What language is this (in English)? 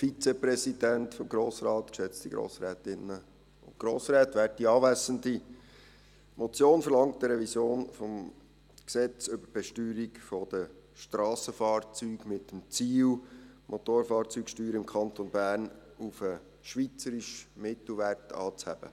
Swiss German